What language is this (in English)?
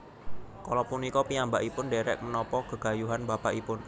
Javanese